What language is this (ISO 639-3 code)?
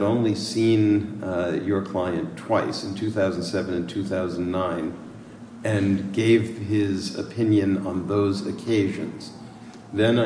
eng